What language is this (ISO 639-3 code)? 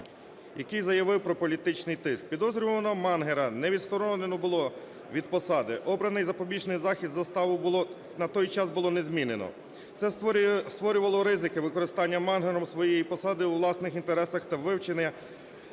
ukr